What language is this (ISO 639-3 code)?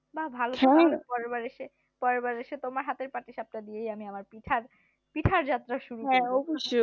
ben